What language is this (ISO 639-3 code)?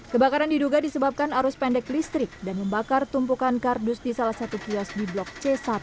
ind